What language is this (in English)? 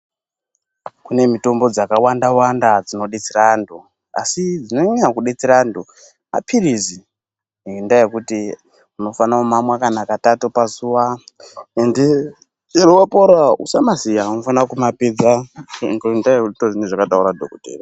Ndau